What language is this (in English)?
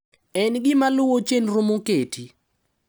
Luo (Kenya and Tanzania)